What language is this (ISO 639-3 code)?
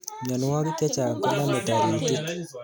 kln